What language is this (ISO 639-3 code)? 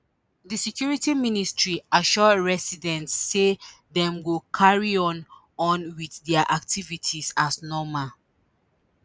pcm